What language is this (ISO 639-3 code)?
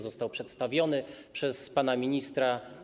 pol